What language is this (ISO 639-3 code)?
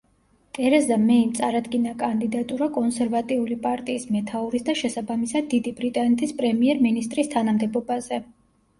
kat